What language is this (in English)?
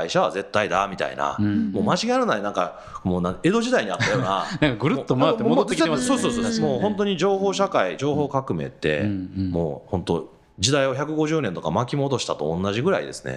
Japanese